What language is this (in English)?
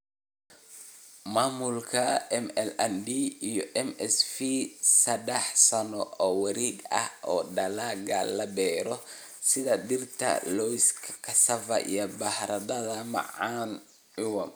Somali